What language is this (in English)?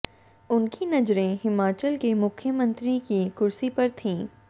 Hindi